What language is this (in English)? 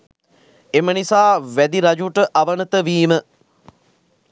Sinhala